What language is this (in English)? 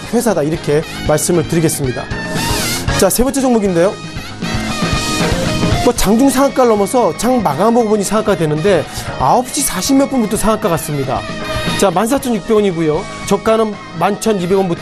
Korean